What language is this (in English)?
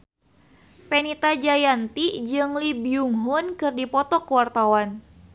Sundanese